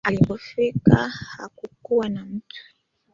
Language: Swahili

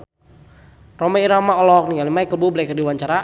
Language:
Sundanese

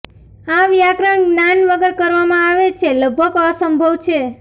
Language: Gujarati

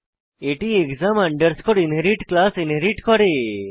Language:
Bangla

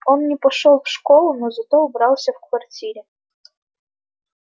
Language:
Russian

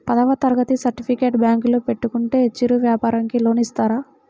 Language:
Telugu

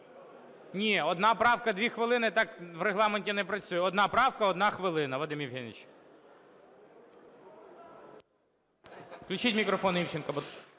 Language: Ukrainian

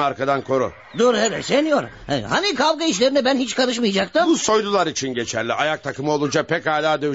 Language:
Turkish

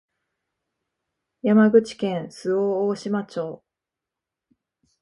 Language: Japanese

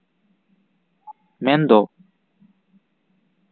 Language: Santali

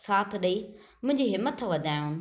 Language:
Sindhi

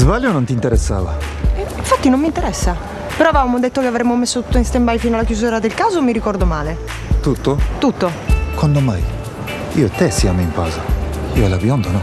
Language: Italian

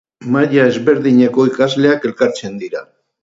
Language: Basque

